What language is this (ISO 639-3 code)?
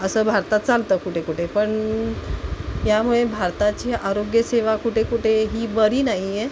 mar